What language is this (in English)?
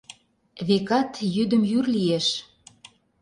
Mari